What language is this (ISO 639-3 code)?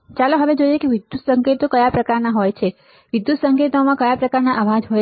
guj